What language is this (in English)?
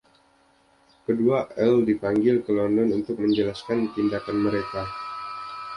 Indonesian